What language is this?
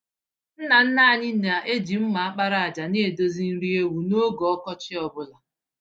Igbo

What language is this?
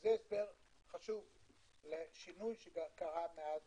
Hebrew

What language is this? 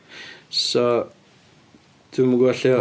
Welsh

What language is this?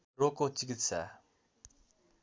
Nepali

